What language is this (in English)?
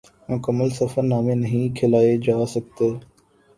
Urdu